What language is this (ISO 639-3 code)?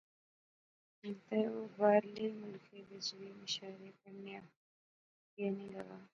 phr